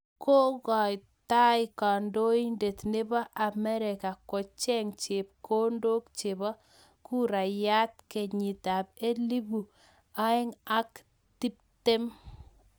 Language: Kalenjin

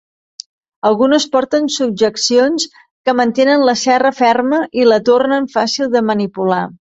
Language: Catalan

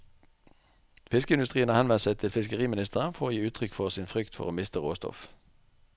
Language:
Norwegian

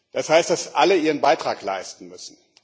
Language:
German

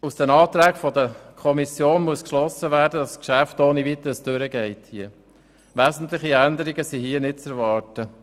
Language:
Swiss German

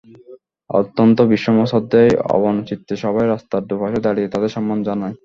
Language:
Bangla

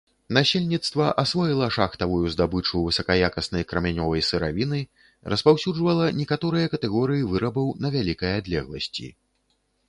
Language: Belarusian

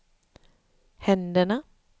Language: Swedish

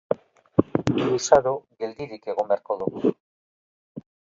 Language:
Basque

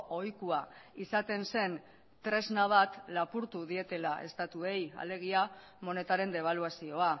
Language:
Basque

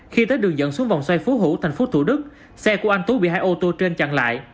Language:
Vietnamese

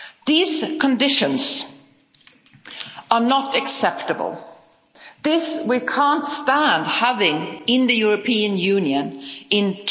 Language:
English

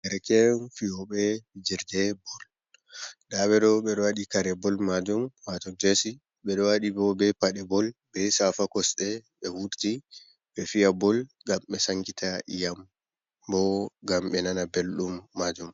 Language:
Fula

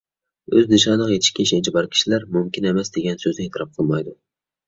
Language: Uyghur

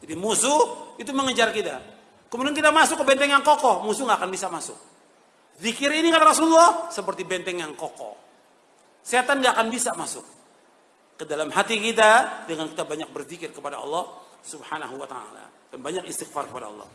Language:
Indonesian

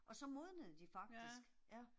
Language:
Danish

